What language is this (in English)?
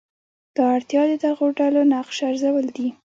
Pashto